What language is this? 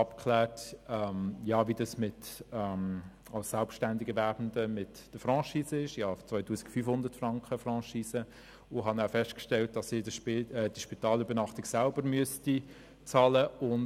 Swiss German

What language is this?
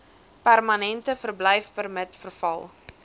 Afrikaans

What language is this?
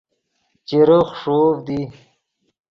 Yidgha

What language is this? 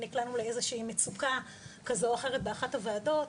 Hebrew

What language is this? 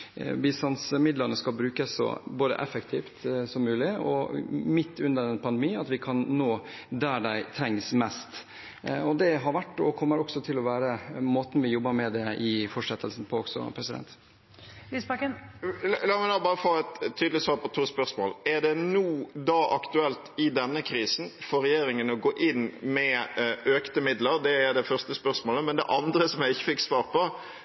Norwegian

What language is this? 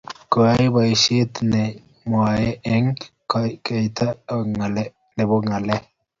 Kalenjin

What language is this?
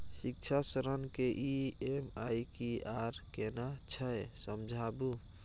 Maithili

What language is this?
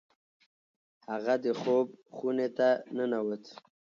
Pashto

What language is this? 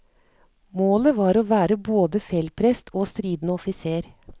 Norwegian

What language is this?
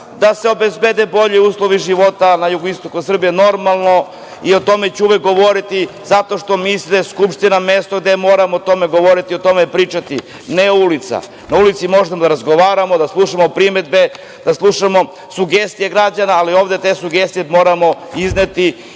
Serbian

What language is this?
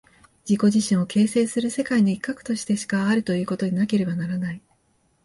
Japanese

